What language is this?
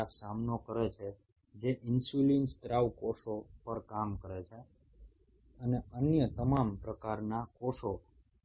Bangla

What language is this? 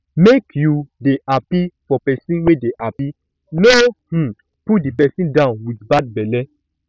Nigerian Pidgin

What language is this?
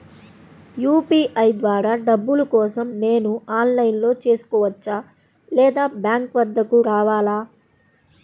Telugu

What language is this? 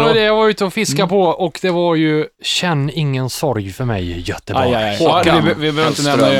Swedish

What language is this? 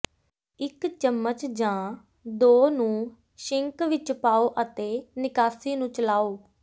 Punjabi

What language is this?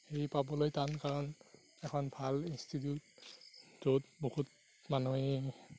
Assamese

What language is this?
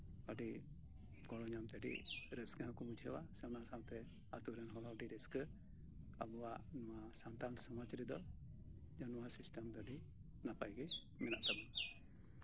Santali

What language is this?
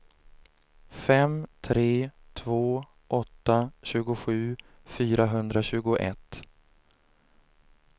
Swedish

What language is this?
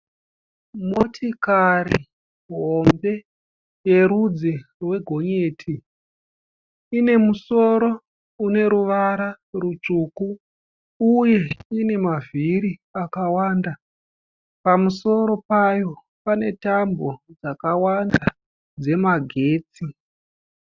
Shona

